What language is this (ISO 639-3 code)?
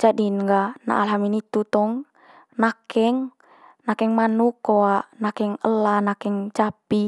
mqy